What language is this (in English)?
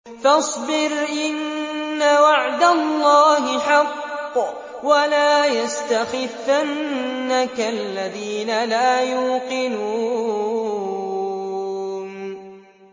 Arabic